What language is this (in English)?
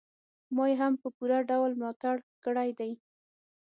Pashto